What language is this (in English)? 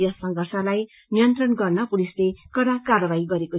Nepali